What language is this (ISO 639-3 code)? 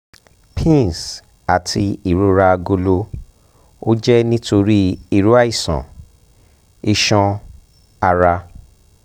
yor